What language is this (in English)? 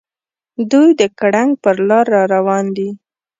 Pashto